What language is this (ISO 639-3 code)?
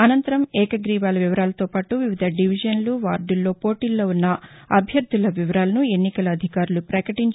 tel